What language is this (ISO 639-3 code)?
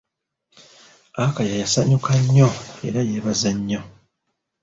lug